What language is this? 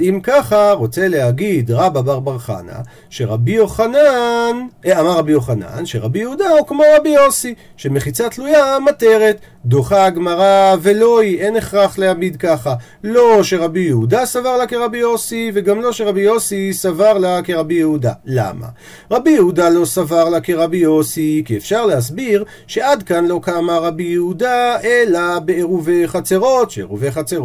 Hebrew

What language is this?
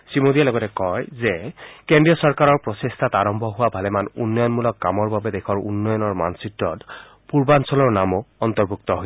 Assamese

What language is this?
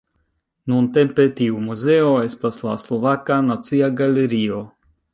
Esperanto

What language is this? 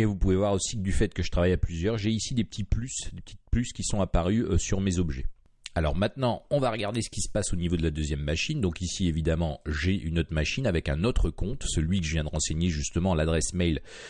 French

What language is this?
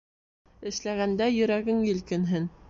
Bashkir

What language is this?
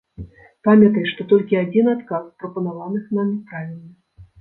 Belarusian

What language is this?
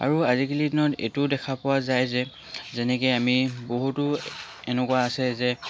Assamese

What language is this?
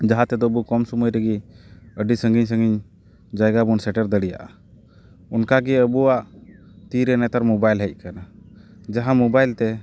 Santali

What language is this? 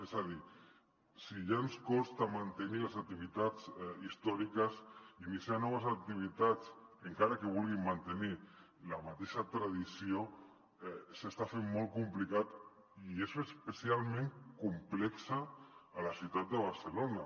Catalan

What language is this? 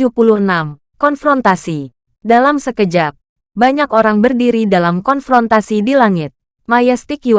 Indonesian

